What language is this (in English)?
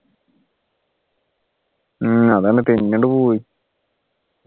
Malayalam